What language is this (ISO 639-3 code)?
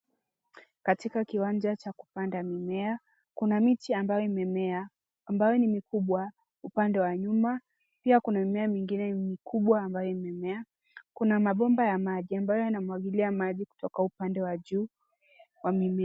swa